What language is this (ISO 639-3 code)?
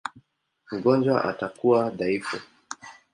swa